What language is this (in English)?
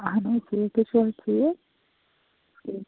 Kashmiri